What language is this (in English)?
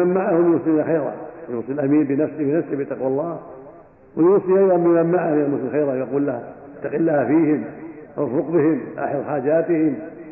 Arabic